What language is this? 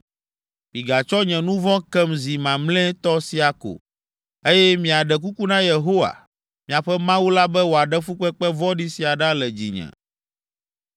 Ewe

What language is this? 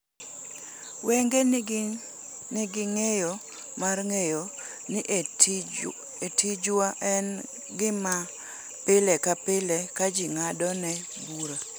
Luo (Kenya and Tanzania)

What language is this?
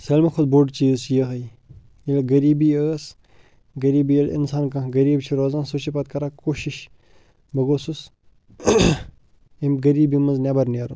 Kashmiri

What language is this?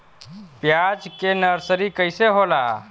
Bhojpuri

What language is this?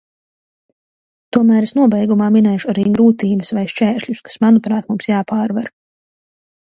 Latvian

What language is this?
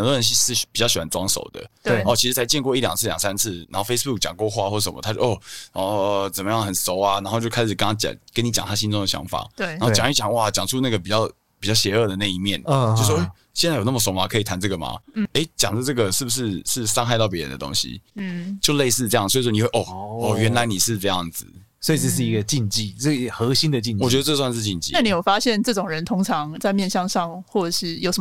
Chinese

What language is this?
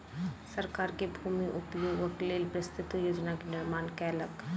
Maithili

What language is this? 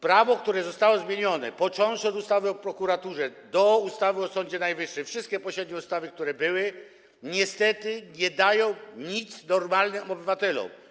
Polish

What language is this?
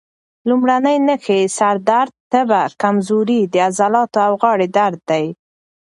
Pashto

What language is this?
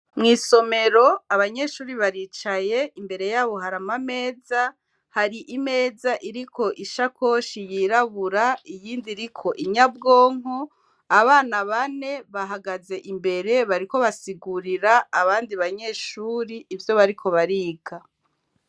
Rundi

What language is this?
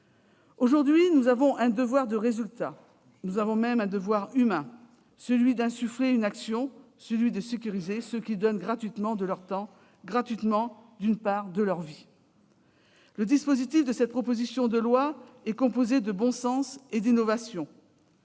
French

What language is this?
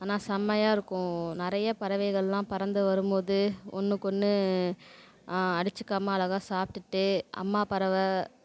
Tamil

